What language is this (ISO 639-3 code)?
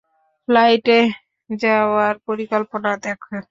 ben